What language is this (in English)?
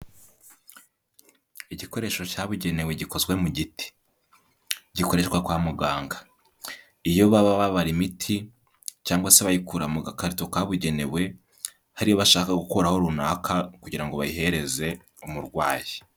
Kinyarwanda